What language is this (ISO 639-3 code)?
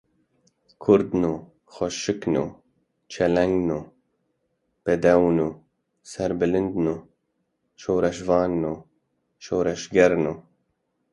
kur